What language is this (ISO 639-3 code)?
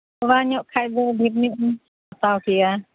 sat